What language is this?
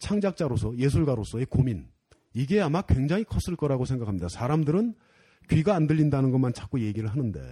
Korean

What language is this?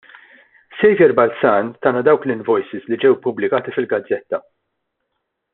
Maltese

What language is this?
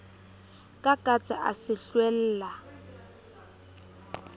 Southern Sotho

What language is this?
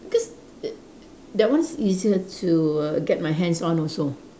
English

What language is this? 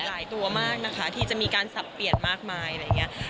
Thai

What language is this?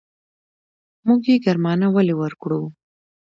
Pashto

